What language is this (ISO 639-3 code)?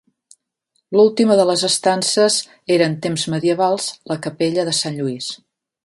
cat